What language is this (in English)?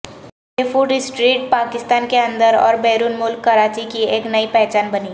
Urdu